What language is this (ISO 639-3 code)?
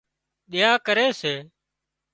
kxp